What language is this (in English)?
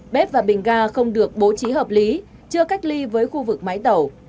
Vietnamese